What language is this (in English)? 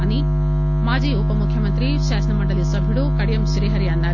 Telugu